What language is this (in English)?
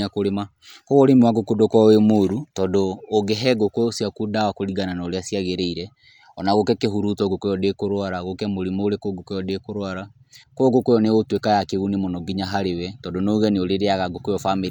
Kikuyu